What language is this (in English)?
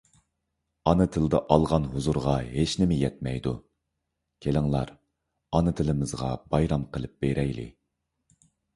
Uyghur